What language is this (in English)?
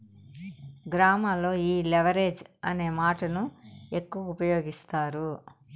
Telugu